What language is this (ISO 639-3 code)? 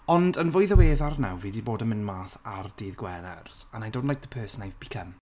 cym